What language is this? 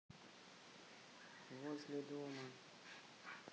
Russian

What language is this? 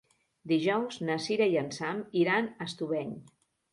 Catalan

